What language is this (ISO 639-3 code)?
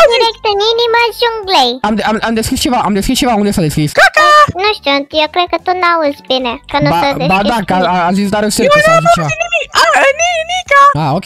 ron